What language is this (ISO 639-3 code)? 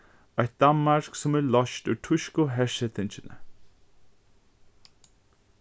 fao